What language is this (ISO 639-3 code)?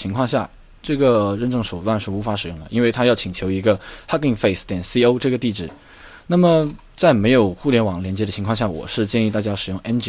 zho